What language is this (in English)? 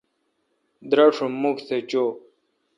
Kalkoti